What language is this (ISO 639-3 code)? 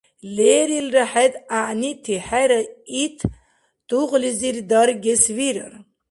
dar